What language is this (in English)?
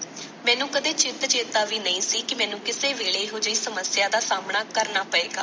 Punjabi